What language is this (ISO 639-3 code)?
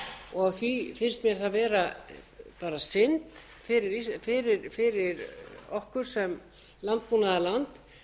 isl